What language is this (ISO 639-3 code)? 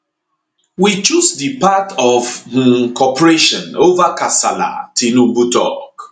pcm